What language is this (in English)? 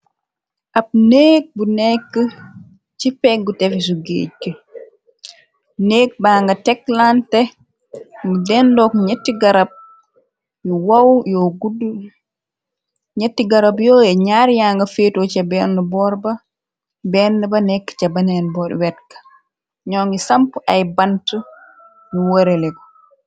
Wolof